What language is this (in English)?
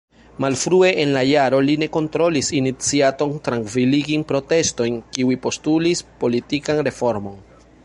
Esperanto